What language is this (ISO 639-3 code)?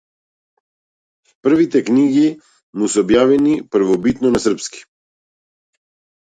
mkd